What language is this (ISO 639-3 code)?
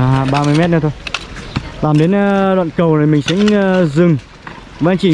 vie